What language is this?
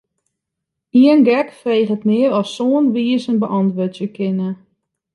Western Frisian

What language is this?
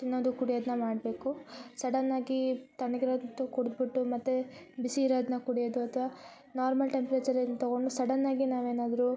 Kannada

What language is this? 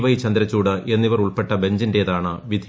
Malayalam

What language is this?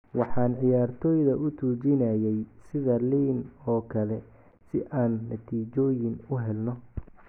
Somali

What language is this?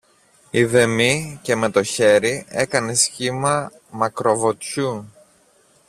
Greek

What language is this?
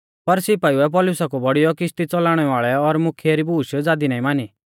Mahasu Pahari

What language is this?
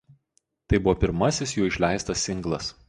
Lithuanian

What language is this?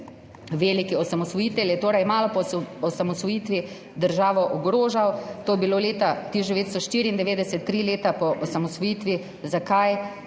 Slovenian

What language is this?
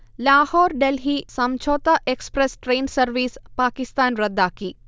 Malayalam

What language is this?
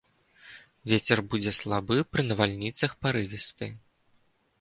Belarusian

